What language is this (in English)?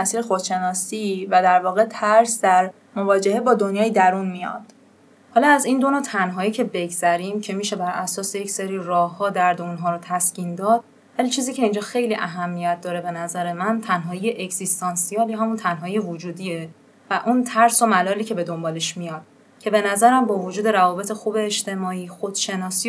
Persian